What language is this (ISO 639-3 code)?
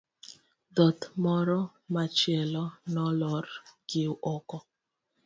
luo